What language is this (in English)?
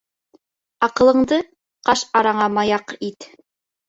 Bashkir